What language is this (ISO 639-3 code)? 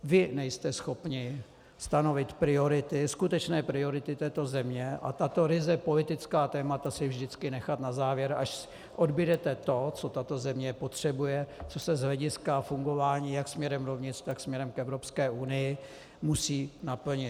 ces